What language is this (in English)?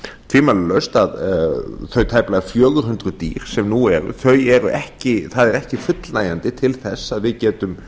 Icelandic